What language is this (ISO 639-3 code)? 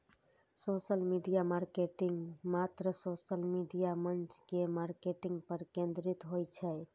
mai